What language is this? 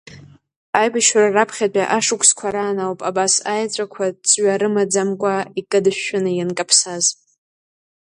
Abkhazian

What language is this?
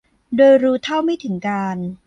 Thai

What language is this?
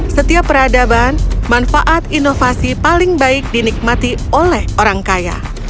Indonesian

